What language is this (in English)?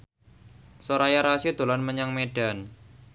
Javanese